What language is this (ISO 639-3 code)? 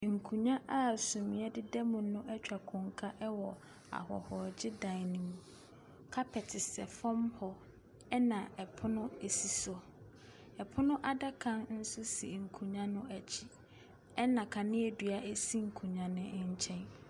aka